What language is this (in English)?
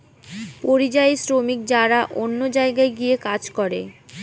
Bangla